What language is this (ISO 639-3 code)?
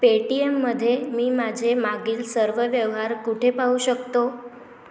mar